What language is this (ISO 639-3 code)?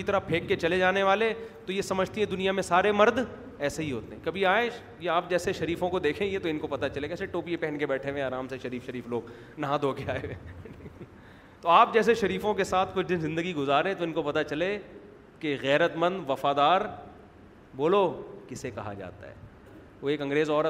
urd